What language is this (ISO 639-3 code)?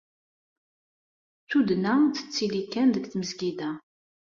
kab